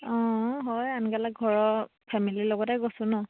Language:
Assamese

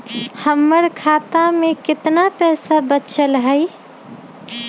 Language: Magahi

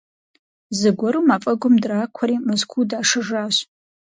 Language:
Kabardian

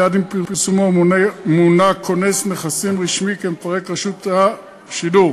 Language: Hebrew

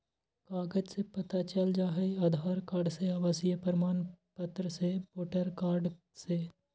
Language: Magahi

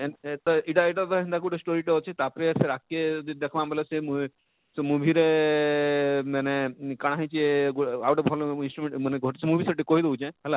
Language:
Odia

